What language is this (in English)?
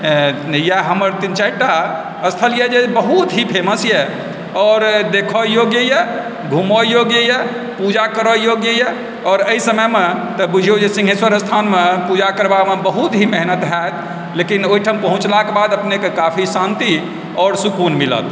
Maithili